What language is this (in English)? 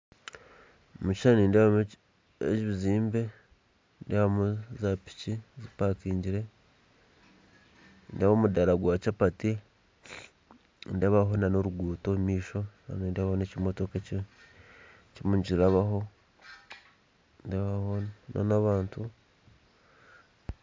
Nyankole